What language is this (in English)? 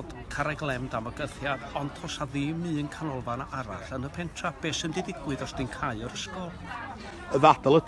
Dutch